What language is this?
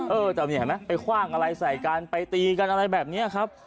Thai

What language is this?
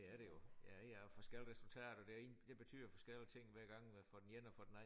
Danish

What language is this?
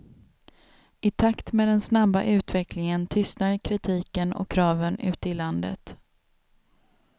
Swedish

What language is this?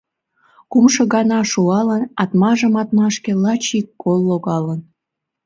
Mari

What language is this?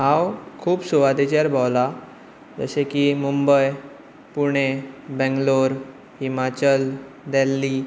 Konkani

